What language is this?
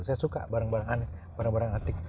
Indonesian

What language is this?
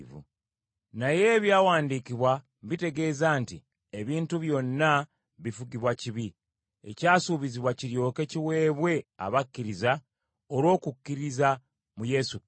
Ganda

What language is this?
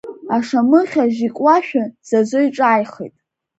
Abkhazian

